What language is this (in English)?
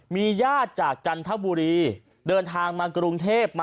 Thai